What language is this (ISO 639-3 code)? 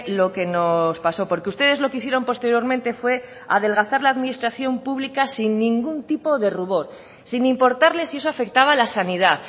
spa